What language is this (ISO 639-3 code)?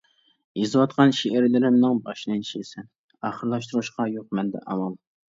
uig